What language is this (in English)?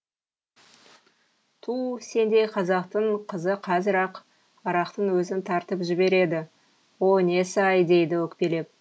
Kazakh